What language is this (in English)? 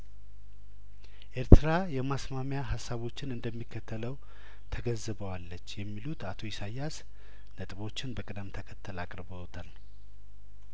Amharic